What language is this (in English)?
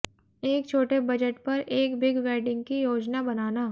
Hindi